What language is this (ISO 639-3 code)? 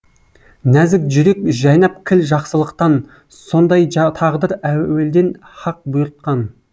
kaz